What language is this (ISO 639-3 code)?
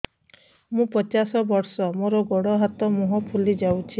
ori